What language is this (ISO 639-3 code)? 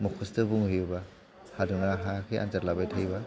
brx